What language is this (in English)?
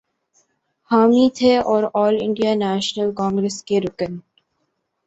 Urdu